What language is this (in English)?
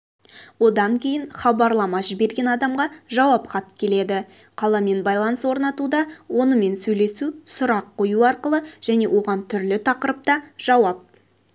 Kazakh